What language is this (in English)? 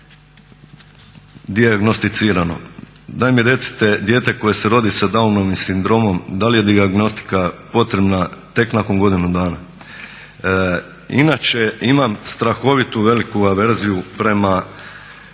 Croatian